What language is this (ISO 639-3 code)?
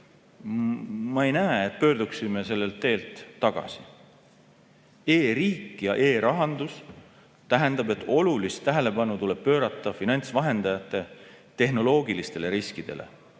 est